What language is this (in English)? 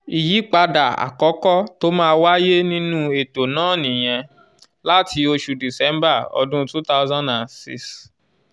Yoruba